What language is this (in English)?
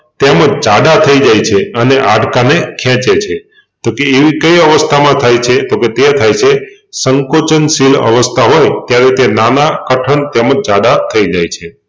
Gujarati